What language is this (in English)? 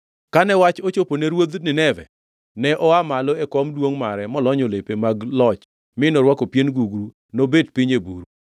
Luo (Kenya and Tanzania)